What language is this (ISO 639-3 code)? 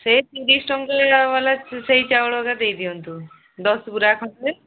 ori